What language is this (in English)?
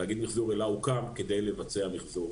Hebrew